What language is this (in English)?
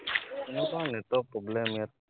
Assamese